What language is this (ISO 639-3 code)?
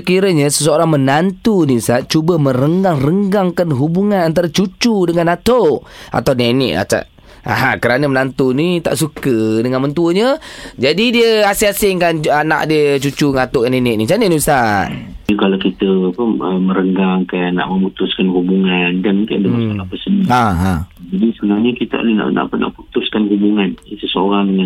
msa